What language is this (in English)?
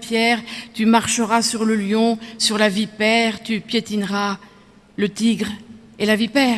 French